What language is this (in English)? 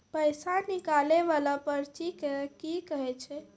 Maithili